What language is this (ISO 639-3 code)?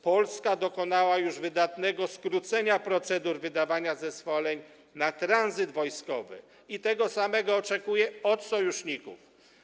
pol